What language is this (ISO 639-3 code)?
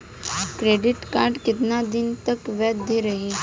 bho